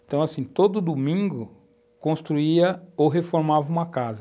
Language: Portuguese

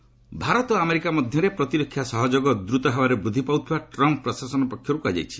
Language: Odia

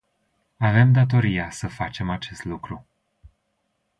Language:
Romanian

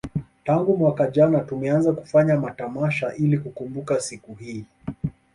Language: Swahili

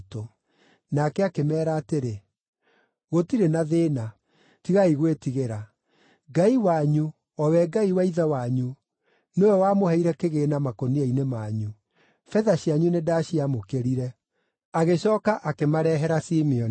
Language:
Kikuyu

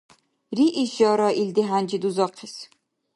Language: Dargwa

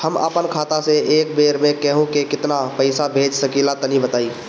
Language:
Bhojpuri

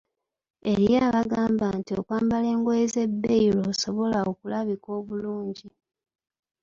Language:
Ganda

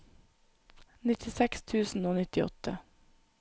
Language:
Norwegian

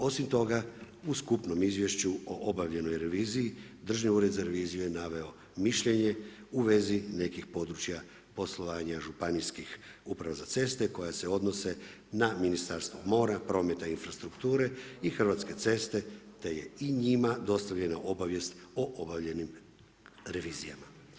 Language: Croatian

